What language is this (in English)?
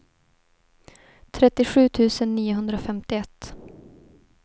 Swedish